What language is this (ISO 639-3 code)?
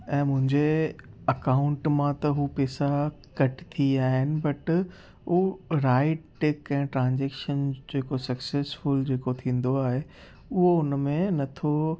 snd